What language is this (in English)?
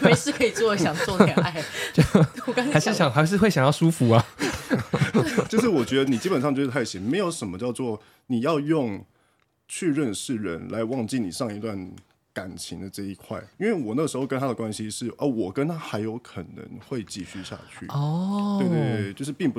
Chinese